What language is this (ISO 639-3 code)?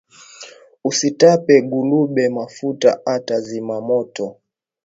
swa